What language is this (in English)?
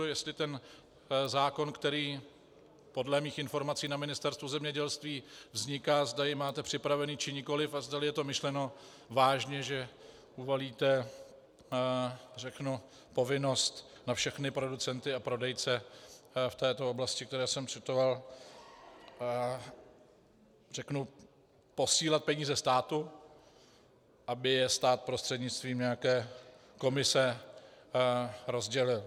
Czech